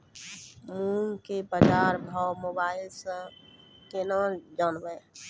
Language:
Maithili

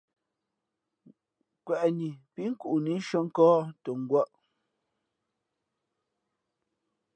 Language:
Fe'fe'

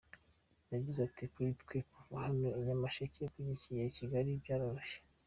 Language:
Kinyarwanda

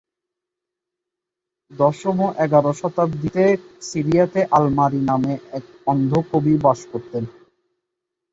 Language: Bangla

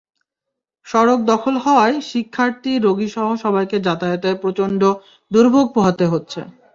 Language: Bangla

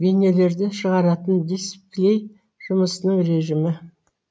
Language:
Kazakh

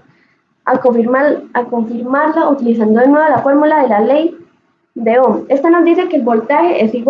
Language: Spanish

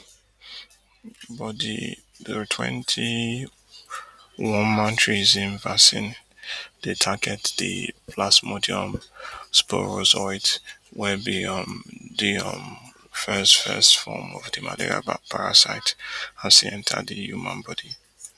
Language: Nigerian Pidgin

